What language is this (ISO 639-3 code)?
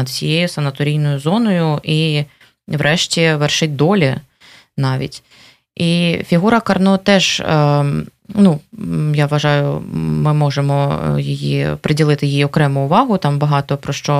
ukr